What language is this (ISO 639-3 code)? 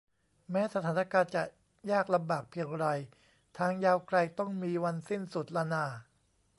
tha